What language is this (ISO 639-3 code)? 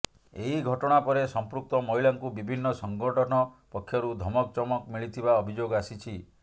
ori